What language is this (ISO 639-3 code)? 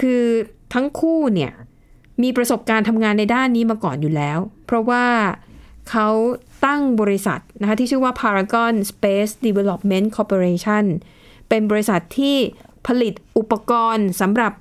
tha